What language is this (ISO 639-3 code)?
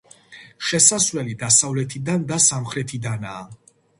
kat